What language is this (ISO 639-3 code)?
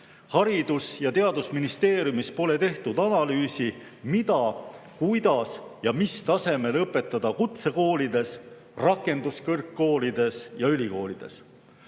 est